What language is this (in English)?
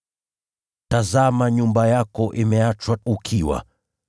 Swahili